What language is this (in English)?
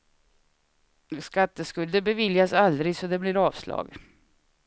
Swedish